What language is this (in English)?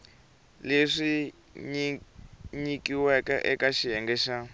Tsonga